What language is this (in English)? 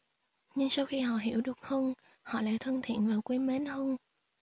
Vietnamese